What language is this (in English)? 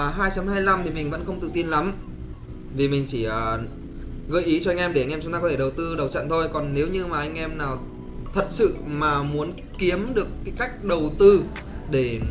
Vietnamese